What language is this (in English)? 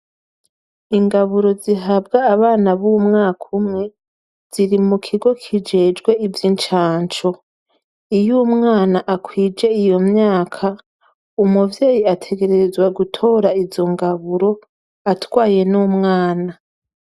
Rundi